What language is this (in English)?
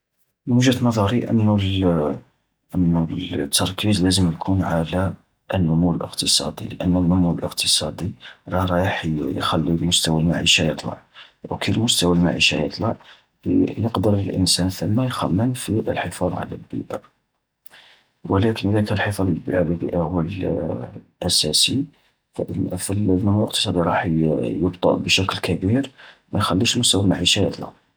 Algerian Arabic